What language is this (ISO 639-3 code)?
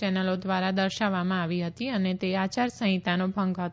guj